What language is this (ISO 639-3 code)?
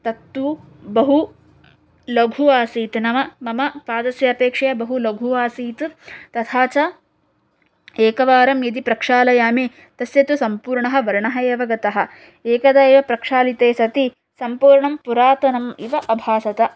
san